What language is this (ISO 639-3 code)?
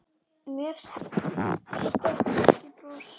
isl